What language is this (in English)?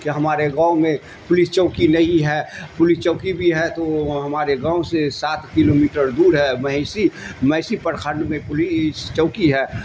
Urdu